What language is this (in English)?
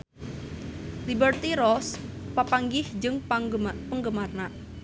Sundanese